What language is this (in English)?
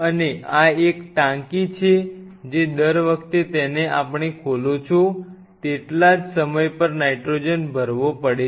Gujarati